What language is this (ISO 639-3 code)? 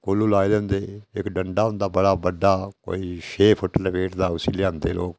doi